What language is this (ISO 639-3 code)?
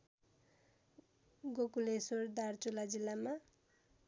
nep